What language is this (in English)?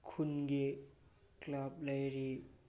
Manipuri